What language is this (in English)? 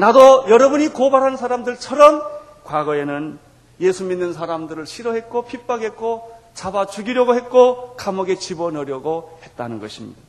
Korean